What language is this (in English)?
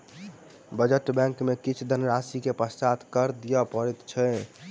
Maithili